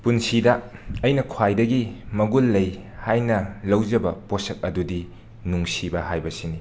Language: Manipuri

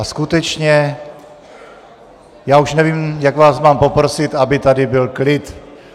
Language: Czech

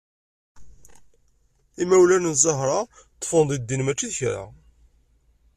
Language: Kabyle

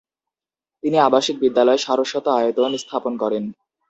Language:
Bangla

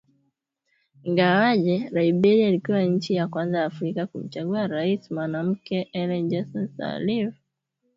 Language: Swahili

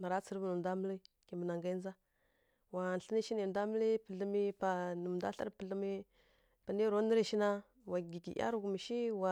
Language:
Kirya-Konzəl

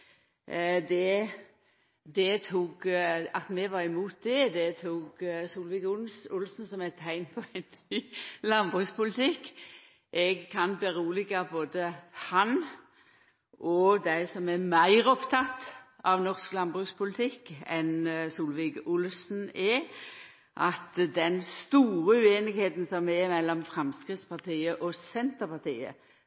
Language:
Norwegian Nynorsk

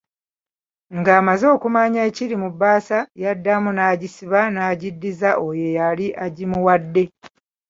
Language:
Ganda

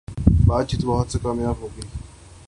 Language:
Urdu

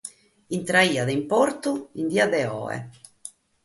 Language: Sardinian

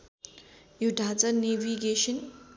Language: Nepali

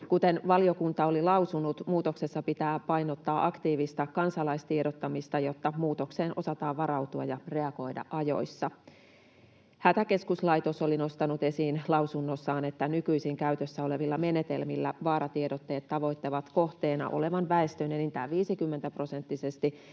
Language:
Finnish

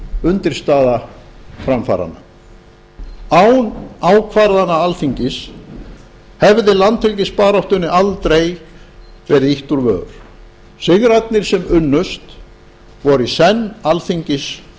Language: Icelandic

